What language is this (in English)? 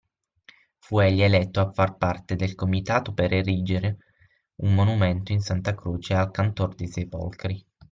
Italian